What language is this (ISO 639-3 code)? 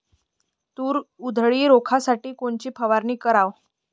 mar